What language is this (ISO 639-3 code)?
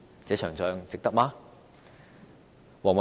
yue